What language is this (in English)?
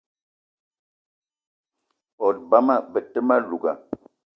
Eton (Cameroon)